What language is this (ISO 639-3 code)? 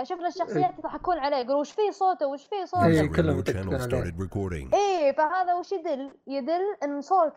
ara